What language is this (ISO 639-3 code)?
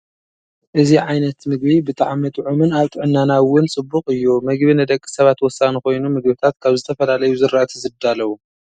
tir